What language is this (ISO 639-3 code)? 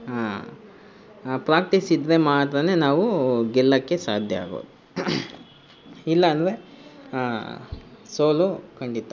kan